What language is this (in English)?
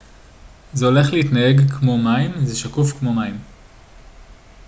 Hebrew